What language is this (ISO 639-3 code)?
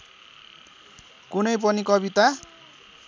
nep